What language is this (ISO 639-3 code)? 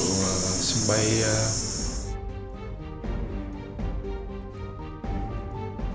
vie